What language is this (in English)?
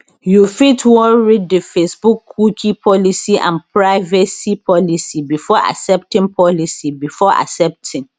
Nigerian Pidgin